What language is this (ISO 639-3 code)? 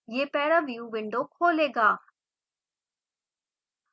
hin